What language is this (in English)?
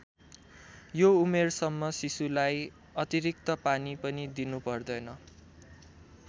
Nepali